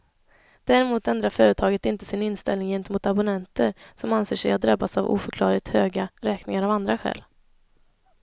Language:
Swedish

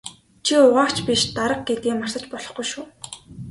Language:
Mongolian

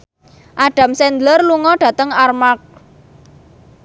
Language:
Javanese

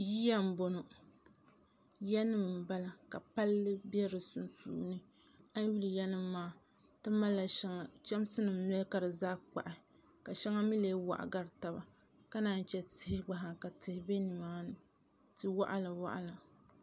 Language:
Dagbani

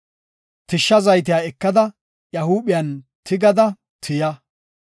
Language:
Gofa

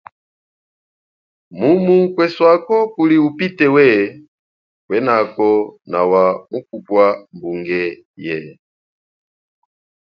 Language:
Chokwe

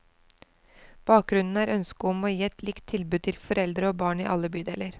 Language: Norwegian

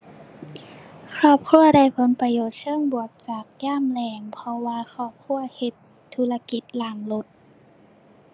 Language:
Thai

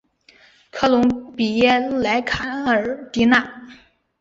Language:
Chinese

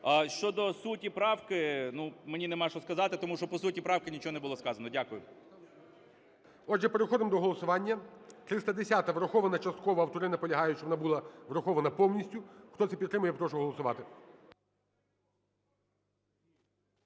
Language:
Ukrainian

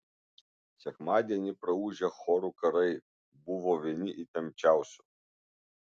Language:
Lithuanian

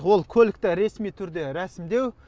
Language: Kazakh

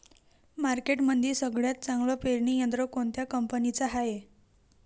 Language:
Marathi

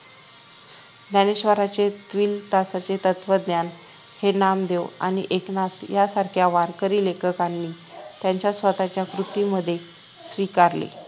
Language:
Marathi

